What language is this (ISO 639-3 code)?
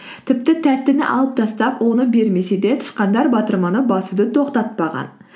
kaz